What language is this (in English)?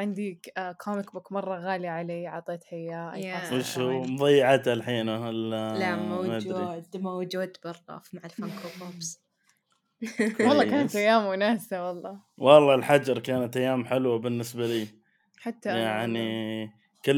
Arabic